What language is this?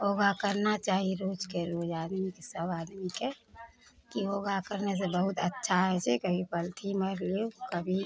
Maithili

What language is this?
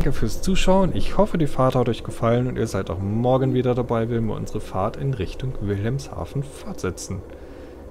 German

